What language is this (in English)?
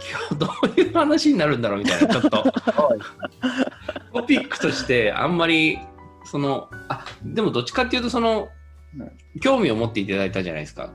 Japanese